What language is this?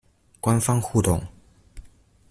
Chinese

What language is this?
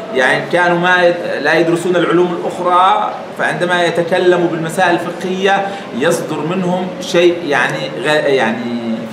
Arabic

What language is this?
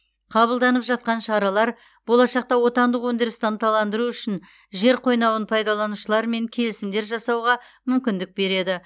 Kazakh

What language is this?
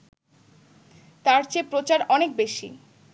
Bangla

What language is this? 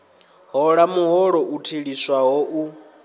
Venda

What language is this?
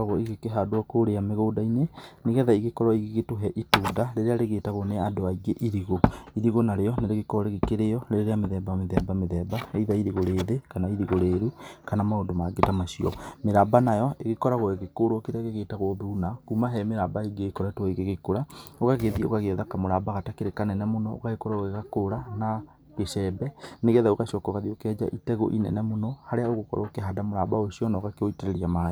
Kikuyu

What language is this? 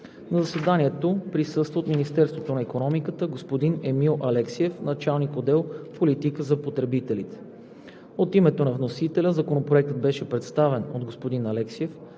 Bulgarian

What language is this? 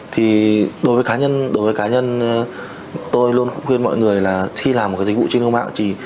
Vietnamese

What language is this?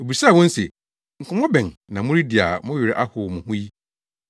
Akan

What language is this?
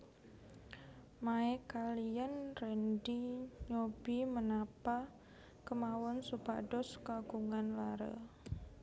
Javanese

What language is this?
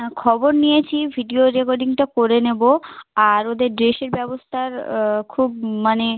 Bangla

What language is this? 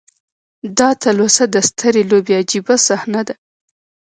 Pashto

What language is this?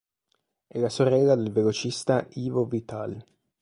Italian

